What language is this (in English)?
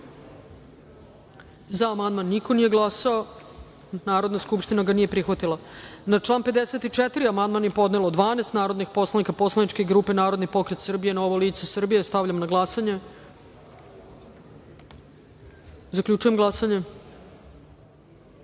Serbian